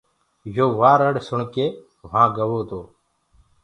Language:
Gurgula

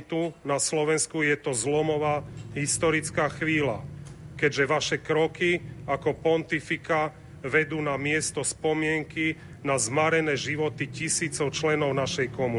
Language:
Slovak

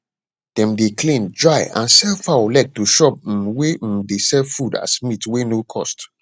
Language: Nigerian Pidgin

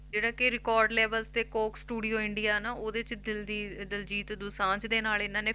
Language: Punjabi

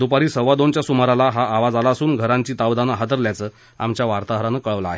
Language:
Marathi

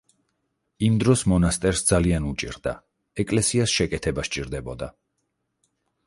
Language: Georgian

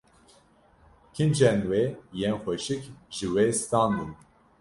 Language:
Kurdish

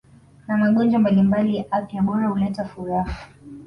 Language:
Swahili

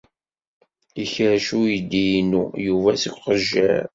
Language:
Kabyle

